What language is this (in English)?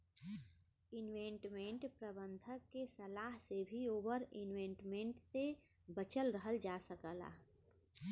Bhojpuri